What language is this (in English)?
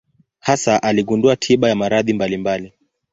Swahili